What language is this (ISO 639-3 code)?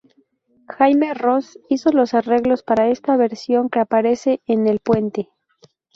spa